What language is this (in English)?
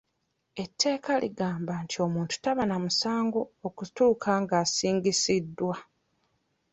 Ganda